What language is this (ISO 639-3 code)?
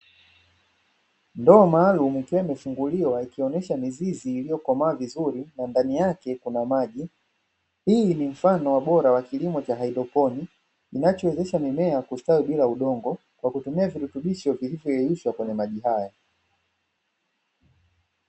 swa